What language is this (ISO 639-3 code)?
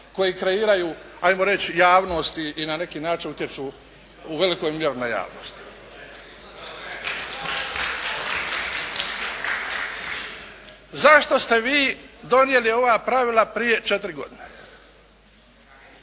hrv